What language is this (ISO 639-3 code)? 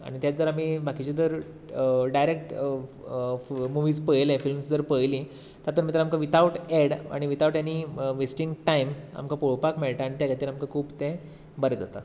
kok